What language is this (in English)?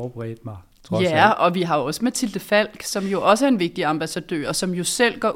Danish